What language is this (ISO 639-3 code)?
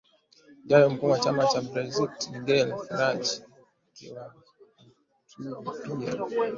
swa